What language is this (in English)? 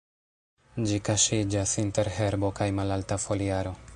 Esperanto